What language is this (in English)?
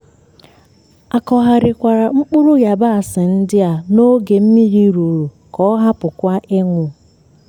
Igbo